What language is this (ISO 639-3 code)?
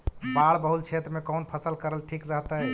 mag